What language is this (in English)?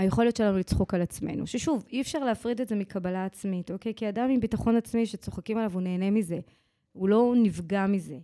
Hebrew